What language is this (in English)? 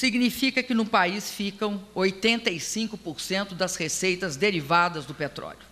Portuguese